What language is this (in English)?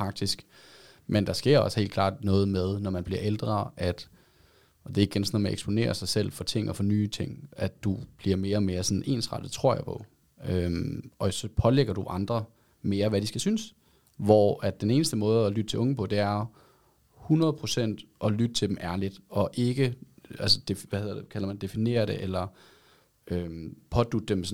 Danish